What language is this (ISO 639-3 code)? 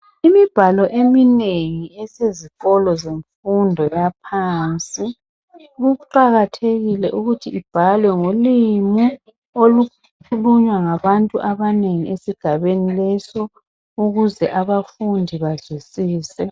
nde